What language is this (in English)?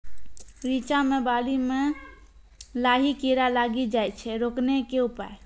Maithili